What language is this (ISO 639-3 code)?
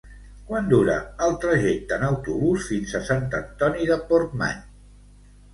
cat